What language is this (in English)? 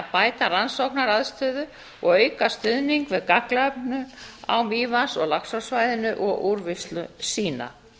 Icelandic